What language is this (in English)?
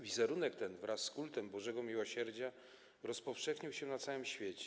Polish